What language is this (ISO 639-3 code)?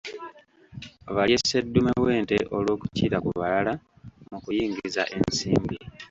lug